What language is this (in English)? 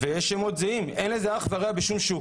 Hebrew